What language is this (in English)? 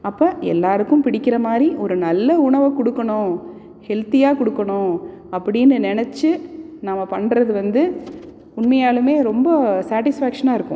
Tamil